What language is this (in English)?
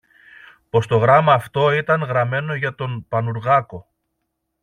Greek